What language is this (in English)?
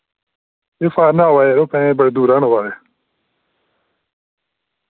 Dogri